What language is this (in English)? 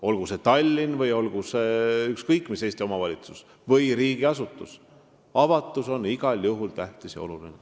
Estonian